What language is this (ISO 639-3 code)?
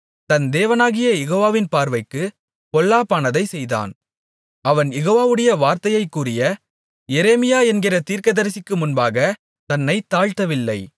tam